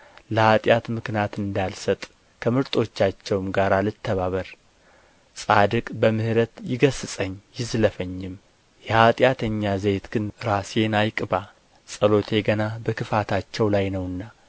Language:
Amharic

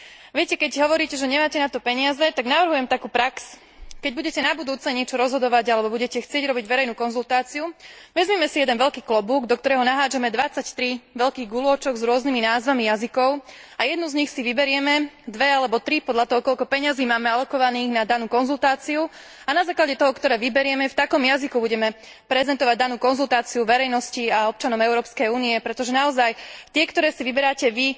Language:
Slovak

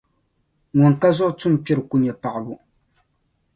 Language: Dagbani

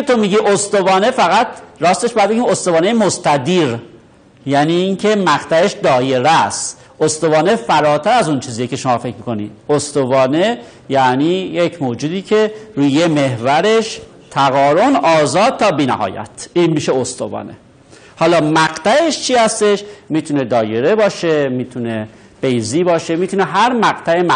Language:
Persian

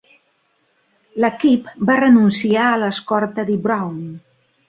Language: Catalan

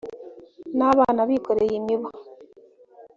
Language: Kinyarwanda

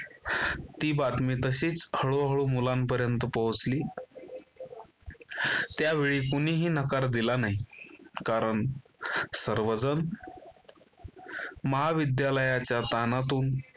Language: Marathi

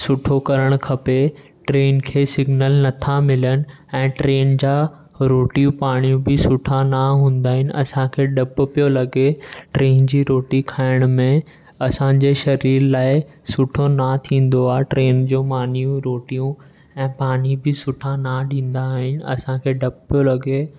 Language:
Sindhi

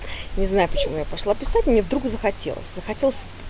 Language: Russian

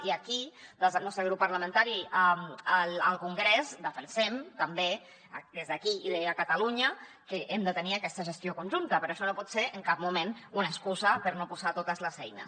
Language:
Catalan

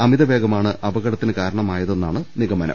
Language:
Malayalam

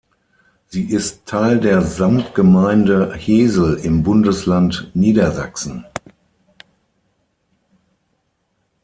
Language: German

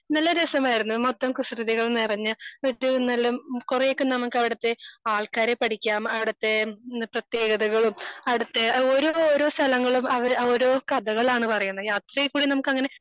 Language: Malayalam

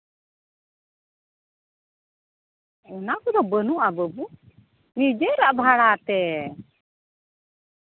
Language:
Santali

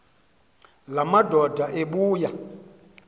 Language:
Xhosa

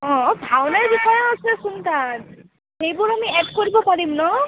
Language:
Assamese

